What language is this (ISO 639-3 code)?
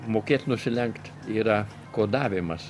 lit